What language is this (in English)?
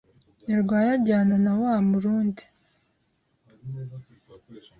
Kinyarwanda